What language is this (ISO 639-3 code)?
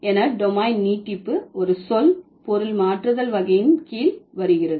tam